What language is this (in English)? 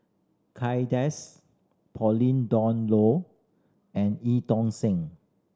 English